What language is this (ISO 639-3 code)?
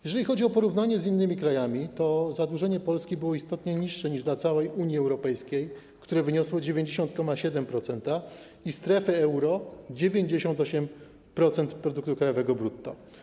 pol